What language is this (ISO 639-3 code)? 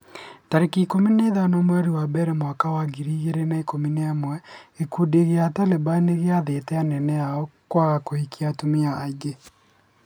kik